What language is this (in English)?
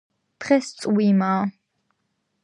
Georgian